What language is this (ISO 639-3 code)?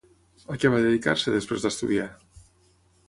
cat